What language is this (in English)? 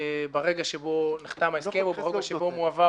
Hebrew